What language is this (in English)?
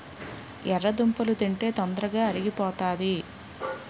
Telugu